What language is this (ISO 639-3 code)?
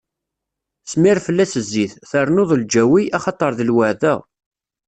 kab